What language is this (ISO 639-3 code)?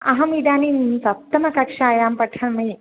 san